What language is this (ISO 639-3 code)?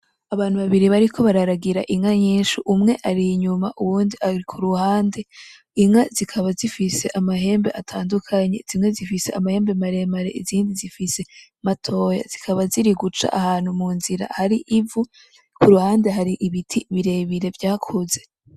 run